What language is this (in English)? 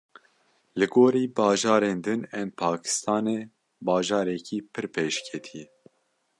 Kurdish